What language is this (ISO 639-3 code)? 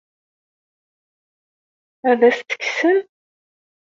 kab